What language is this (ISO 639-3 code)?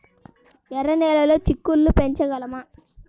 tel